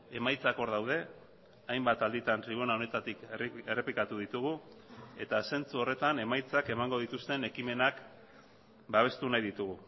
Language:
Basque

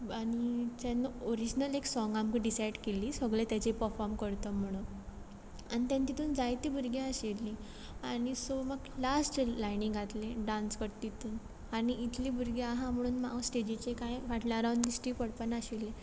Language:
Konkani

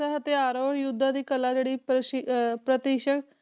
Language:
Punjabi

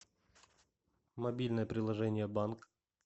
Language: Russian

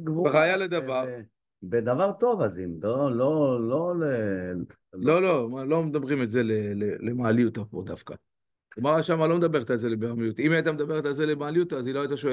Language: Hebrew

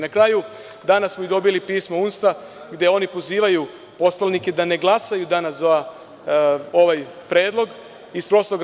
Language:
Serbian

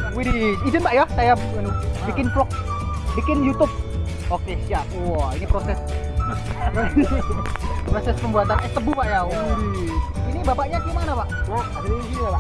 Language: Indonesian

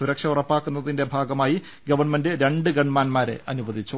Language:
Malayalam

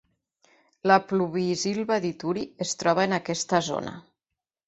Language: Catalan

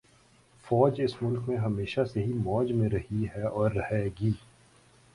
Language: Urdu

